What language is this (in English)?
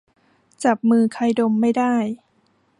Thai